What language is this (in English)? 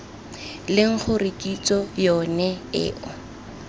Tswana